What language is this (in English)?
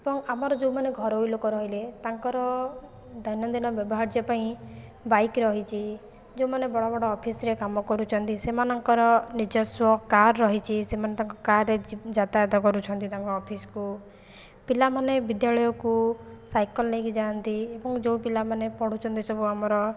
Odia